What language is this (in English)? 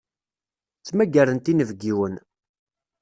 Kabyle